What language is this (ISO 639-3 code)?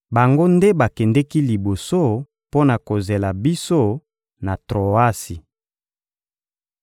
lin